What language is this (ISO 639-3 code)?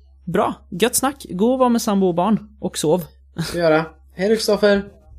swe